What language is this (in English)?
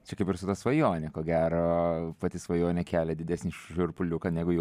Lithuanian